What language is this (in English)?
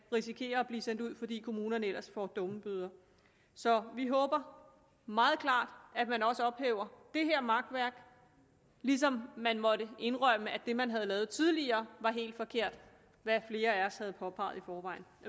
Danish